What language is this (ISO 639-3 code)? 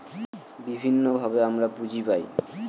ben